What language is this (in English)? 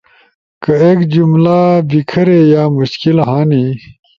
Ushojo